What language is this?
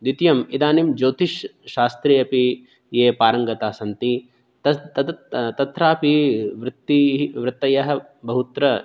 Sanskrit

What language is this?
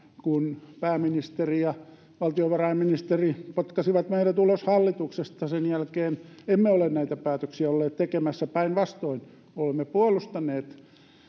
Finnish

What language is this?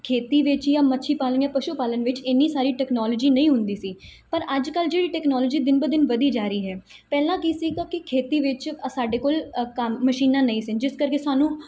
Punjabi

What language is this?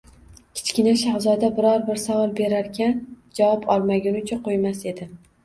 Uzbek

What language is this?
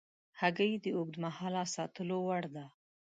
Pashto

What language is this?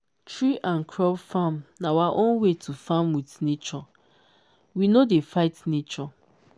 Nigerian Pidgin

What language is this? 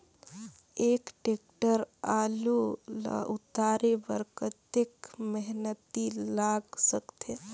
Chhattisgarhi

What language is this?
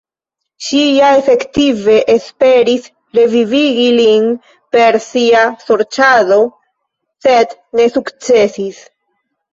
Esperanto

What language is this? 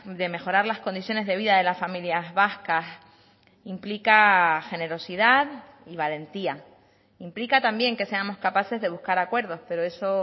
Spanish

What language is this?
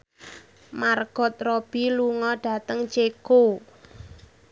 Javanese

